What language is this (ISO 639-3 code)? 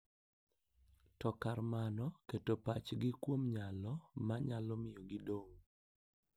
luo